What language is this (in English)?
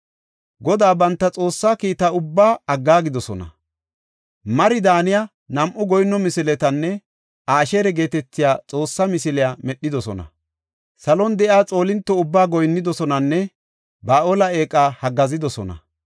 Gofa